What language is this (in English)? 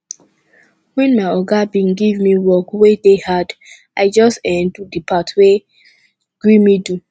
Nigerian Pidgin